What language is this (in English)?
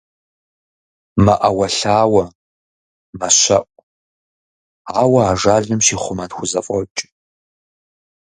Kabardian